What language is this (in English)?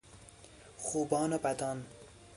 Persian